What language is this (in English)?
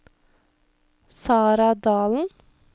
Norwegian